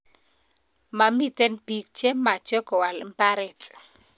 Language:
Kalenjin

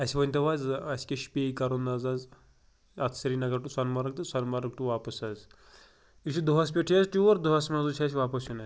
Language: Kashmiri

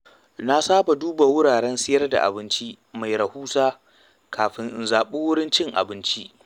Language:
Hausa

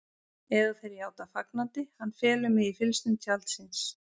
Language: Icelandic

